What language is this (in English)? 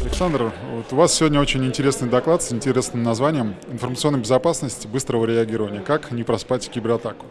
Russian